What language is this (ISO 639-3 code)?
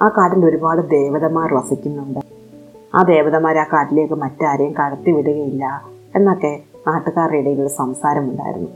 mal